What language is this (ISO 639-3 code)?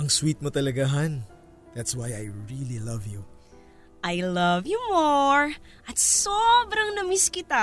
fil